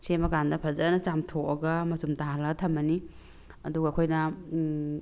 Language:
Manipuri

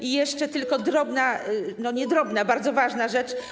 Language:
Polish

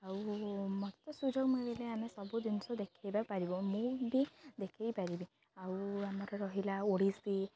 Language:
Odia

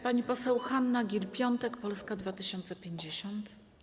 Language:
Polish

